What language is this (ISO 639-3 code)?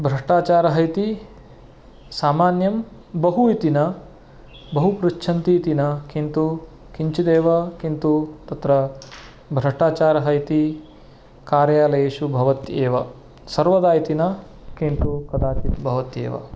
san